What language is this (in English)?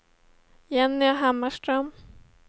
Swedish